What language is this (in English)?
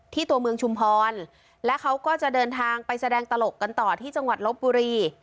Thai